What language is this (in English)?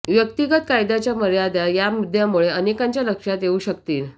Marathi